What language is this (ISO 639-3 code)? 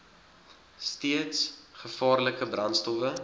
afr